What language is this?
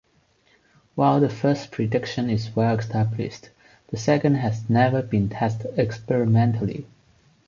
English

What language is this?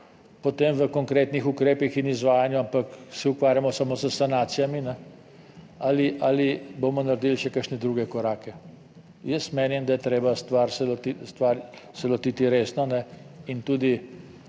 Slovenian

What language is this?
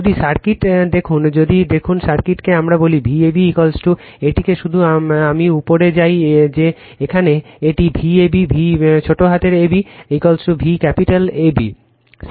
Bangla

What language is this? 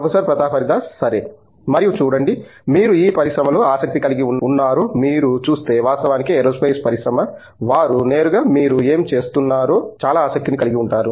Telugu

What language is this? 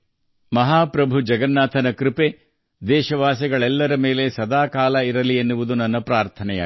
Kannada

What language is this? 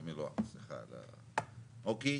Hebrew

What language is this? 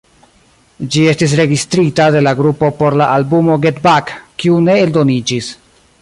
Esperanto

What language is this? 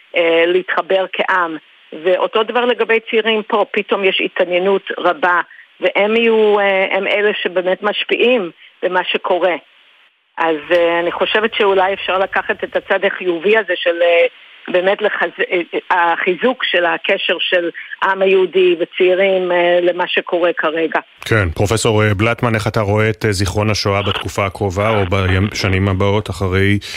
Hebrew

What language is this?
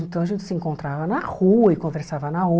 Portuguese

